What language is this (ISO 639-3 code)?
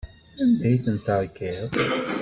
kab